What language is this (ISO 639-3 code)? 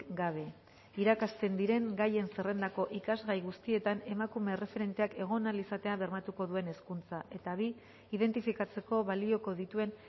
eus